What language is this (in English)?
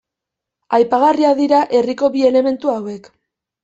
Basque